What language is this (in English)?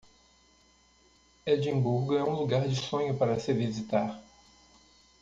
Portuguese